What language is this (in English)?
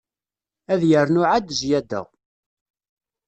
Kabyle